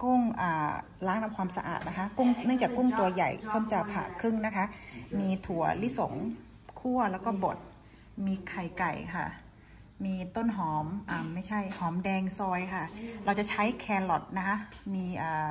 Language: Thai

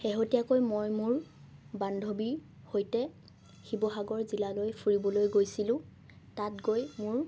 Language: Assamese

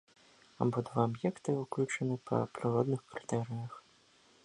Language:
Belarusian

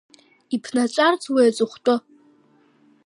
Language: Abkhazian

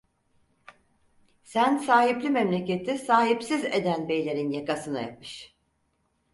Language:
Turkish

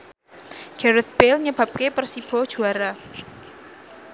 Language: Javanese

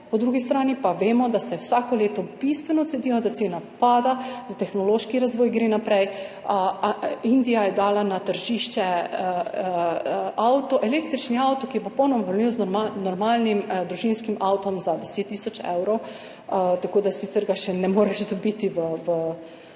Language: Slovenian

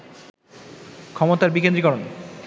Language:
Bangla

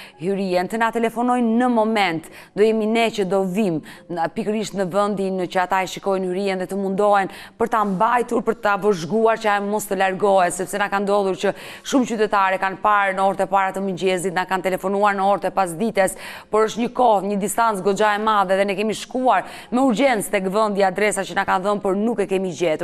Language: Romanian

